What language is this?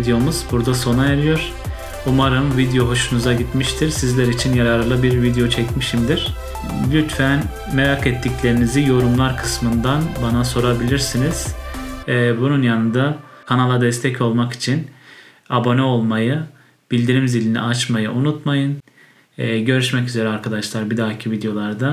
Turkish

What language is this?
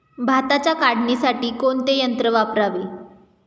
Marathi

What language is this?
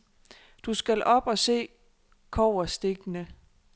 Danish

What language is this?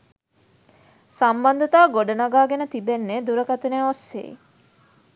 Sinhala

